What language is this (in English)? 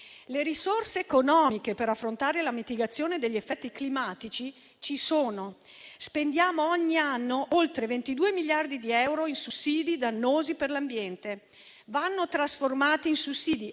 Italian